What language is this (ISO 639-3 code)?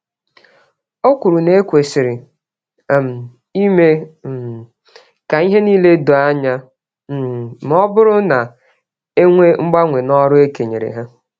ibo